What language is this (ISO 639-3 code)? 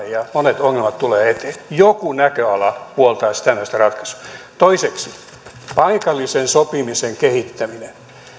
fin